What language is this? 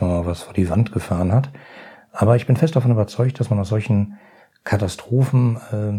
German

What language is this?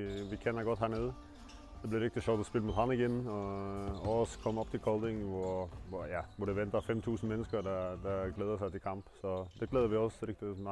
Danish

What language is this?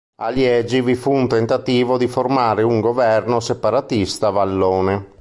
Italian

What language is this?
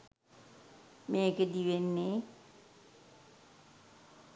Sinhala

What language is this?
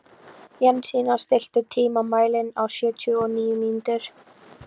Icelandic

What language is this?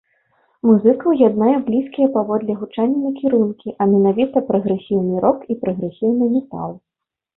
Belarusian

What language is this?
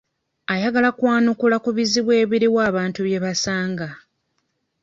Ganda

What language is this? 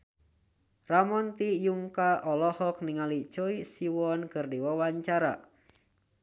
Sundanese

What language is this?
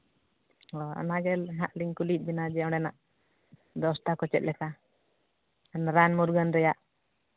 Santali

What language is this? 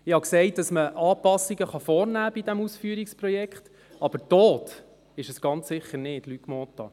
Swiss German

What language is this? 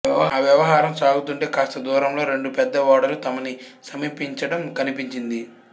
Telugu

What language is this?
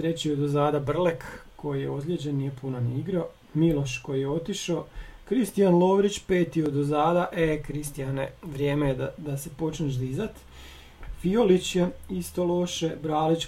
Croatian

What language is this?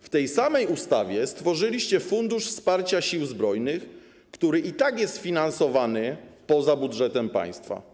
Polish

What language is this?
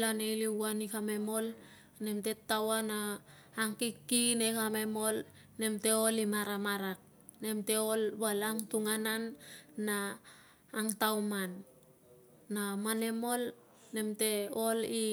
Tungag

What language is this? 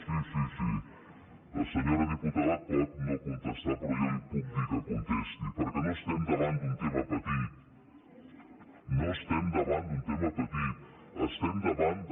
Catalan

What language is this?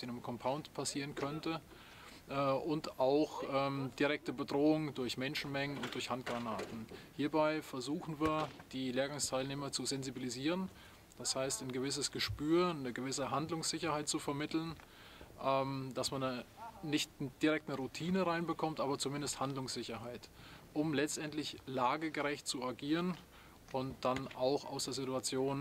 German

